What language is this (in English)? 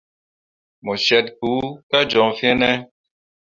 Mundang